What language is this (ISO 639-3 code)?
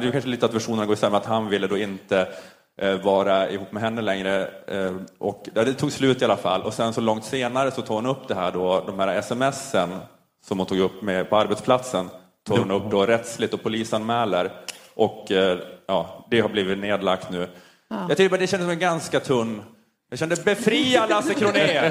swe